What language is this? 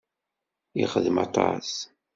Kabyle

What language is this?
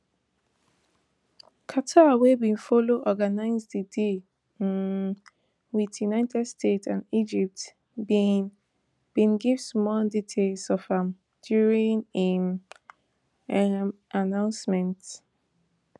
Nigerian Pidgin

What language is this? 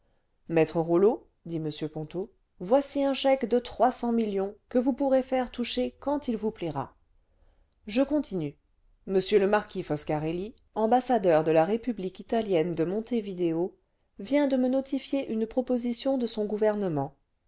French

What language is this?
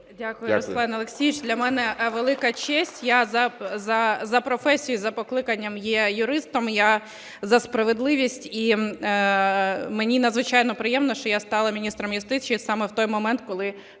Ukrainian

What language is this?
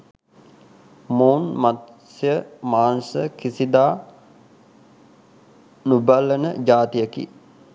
Sinhala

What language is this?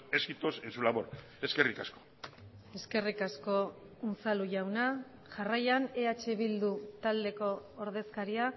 Basque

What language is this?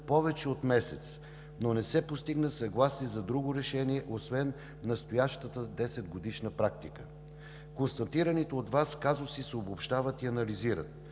Bulgarian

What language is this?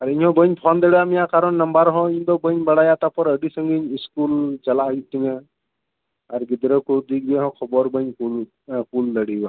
Santali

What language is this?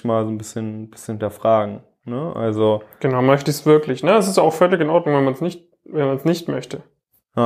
German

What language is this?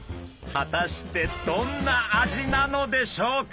Japanese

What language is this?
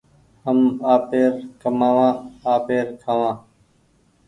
Goaria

